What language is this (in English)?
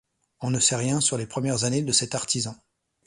French